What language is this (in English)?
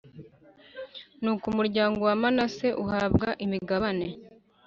Kinyarwanda